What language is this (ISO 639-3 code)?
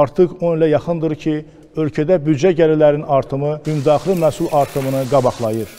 tur